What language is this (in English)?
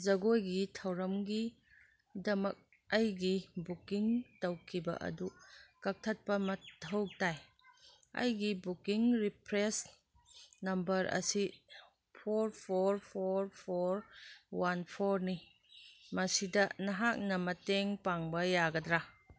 Manipuri